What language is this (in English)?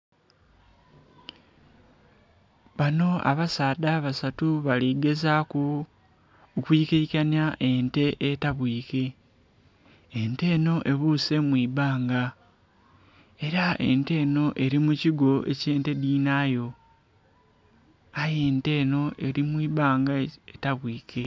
Soga